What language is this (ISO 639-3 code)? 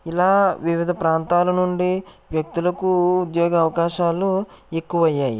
tel